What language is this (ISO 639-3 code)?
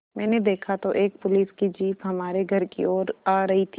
hin